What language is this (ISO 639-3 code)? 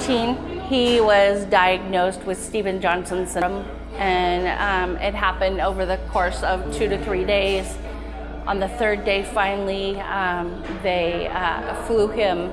eng